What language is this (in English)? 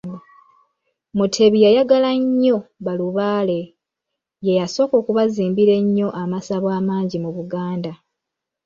Ganda